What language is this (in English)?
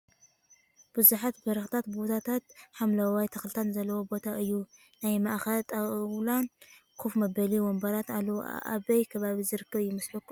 Tigrinya